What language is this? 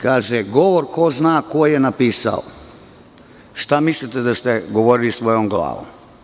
Serbian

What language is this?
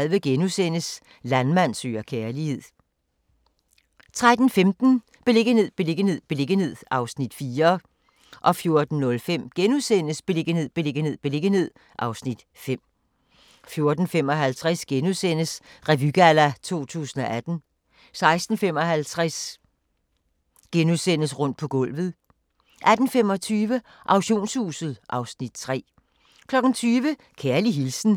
Danish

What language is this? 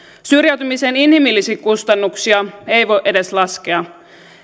Finnish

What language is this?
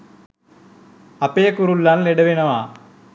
Sinhala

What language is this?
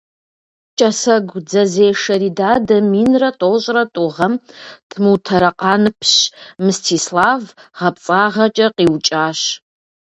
Kabardian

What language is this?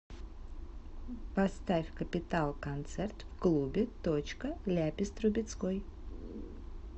Russian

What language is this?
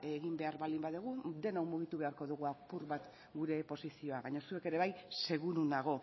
Basque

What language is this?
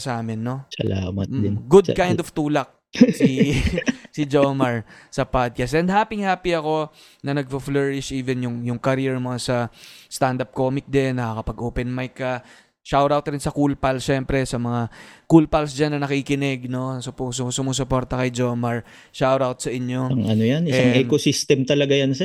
Filipino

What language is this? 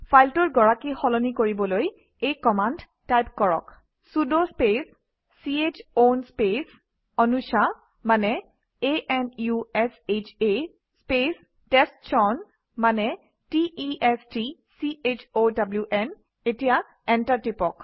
Assamese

